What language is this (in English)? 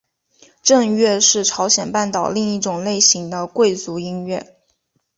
Chinese